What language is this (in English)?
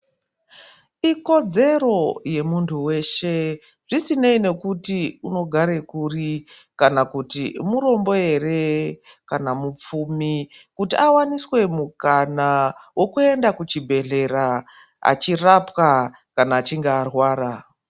Ndau